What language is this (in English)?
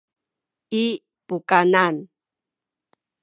Sakizaya